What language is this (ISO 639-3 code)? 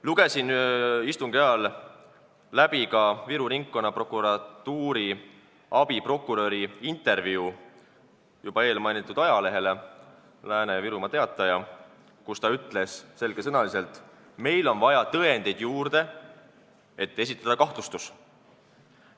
est